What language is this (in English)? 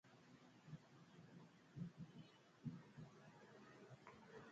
Mpiemo